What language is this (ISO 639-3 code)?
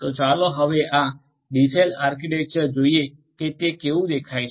guj